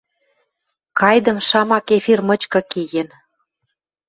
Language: Western Mari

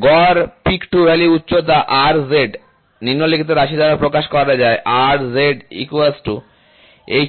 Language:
Bangla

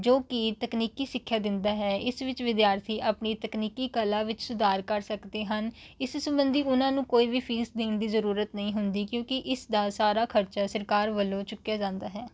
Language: Punjabi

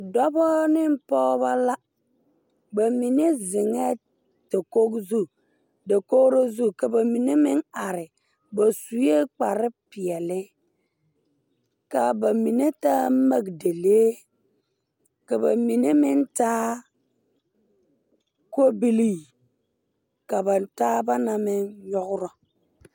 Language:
Southern Dagaare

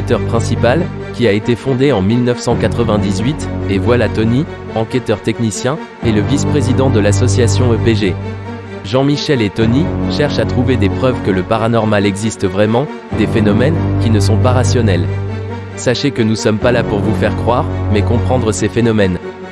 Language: French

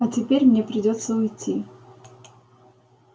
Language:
Russian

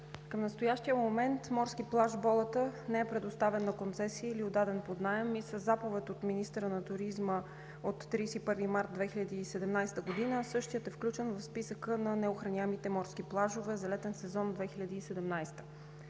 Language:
Bulgarian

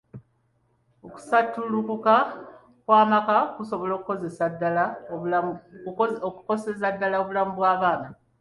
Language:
Ganda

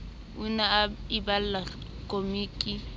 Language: Southern Sotho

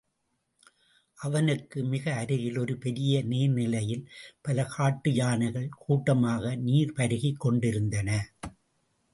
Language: Tamil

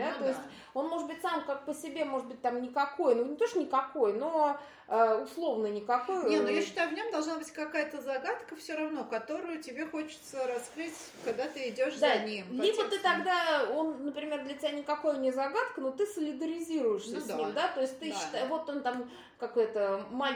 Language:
Russian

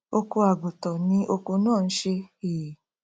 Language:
Yoruba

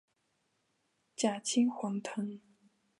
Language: Chinese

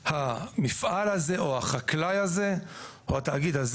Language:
Hebrew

